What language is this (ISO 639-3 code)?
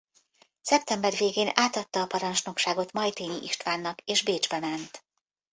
hun